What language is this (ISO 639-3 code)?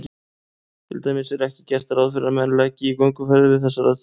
isl